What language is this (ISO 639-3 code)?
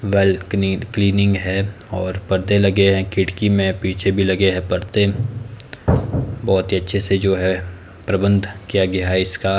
hin